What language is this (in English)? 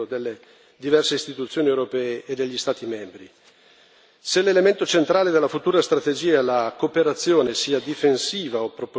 Italian